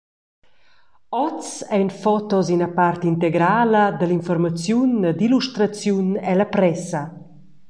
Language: Romansh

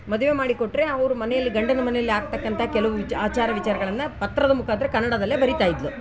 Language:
Kannada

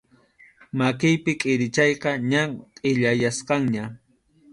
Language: Arequipa-La Unión Quechua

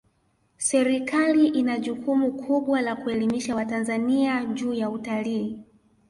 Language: Swahili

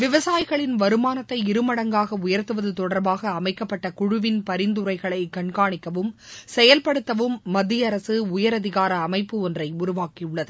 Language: Tamil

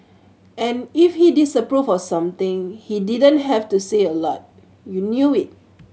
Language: English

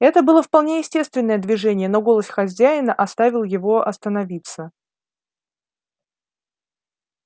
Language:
Russian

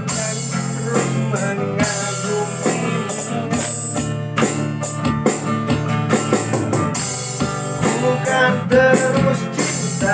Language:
Indonesian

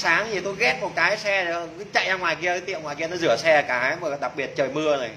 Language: Vietnamese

